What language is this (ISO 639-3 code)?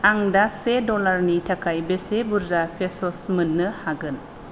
brx